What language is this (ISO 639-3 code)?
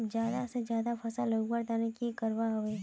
mag